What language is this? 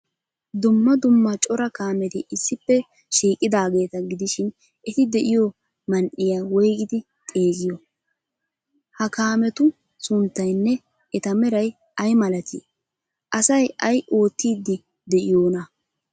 Wolaytta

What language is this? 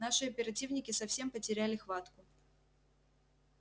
Russian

